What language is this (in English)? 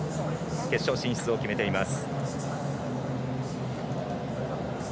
Japanese